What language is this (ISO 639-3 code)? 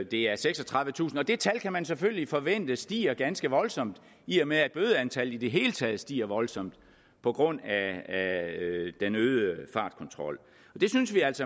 dan